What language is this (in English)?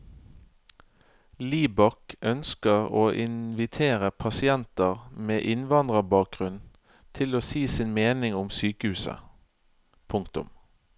Norwegian